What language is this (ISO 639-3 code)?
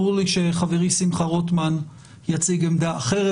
heb